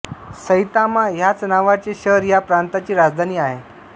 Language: Marathi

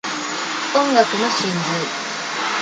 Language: Japanese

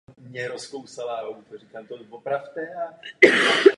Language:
Czech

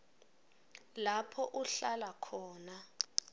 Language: Swati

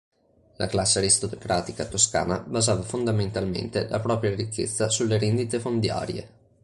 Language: Italian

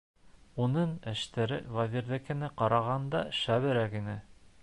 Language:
Bashkir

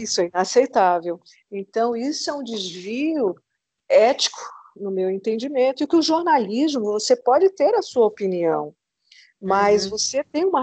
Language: Portuguese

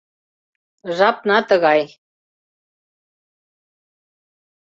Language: Mari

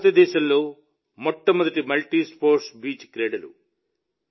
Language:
Telugu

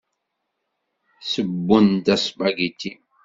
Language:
Kabyle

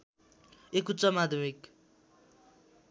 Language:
Nepali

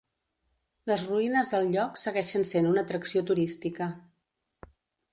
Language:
Catalan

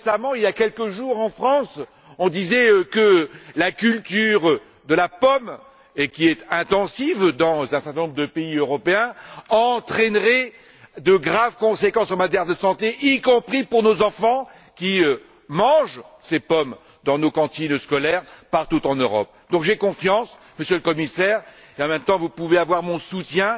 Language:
French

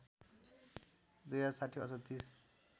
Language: Nepali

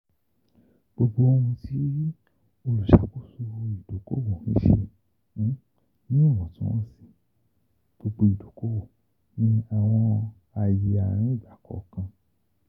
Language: Yoruba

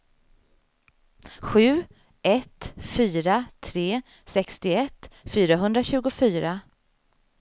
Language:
Swedish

